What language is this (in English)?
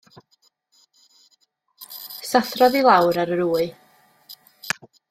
Welsh